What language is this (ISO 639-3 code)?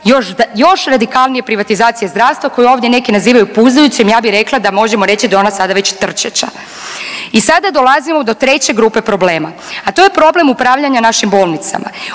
hrv